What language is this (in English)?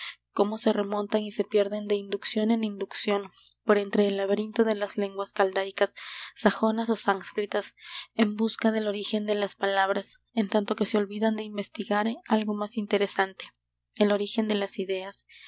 Spanish